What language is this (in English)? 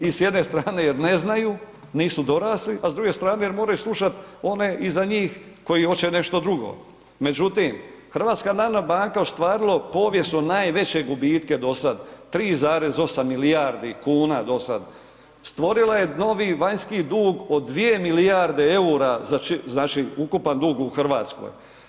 Croatian